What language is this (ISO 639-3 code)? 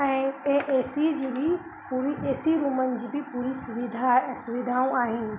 snd